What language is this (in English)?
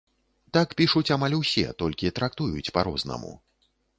Belarusian